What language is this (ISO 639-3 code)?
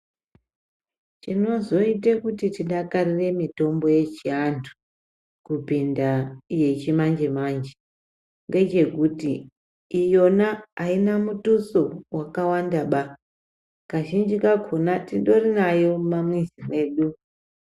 ndc